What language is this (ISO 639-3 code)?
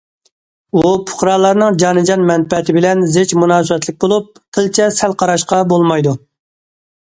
uig